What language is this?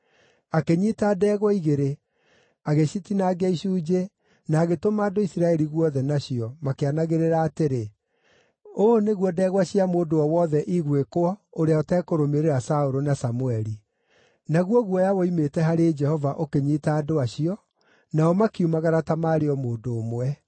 Kikuyu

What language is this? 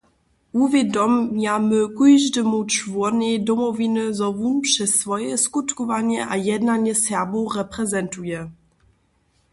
Upper Sorbian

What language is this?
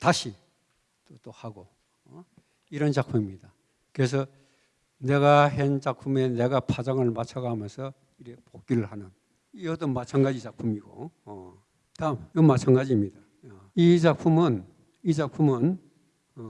Korean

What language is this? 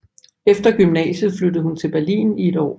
Danish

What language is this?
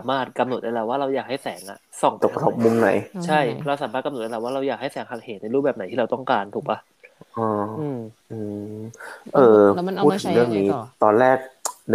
Thai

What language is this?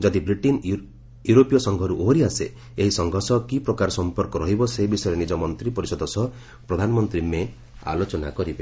Odia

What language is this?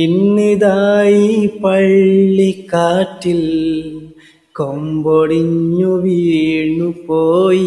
Hindi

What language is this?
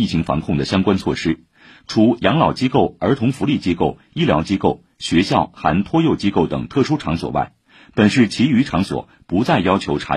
Chinese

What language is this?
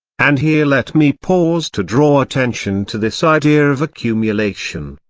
English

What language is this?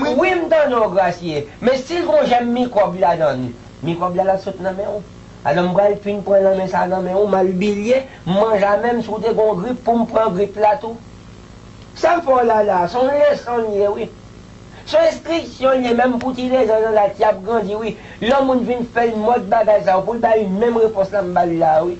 French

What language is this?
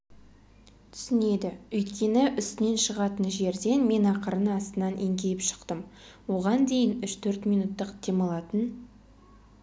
Kazakh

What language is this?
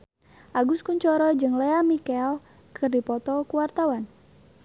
Sundanese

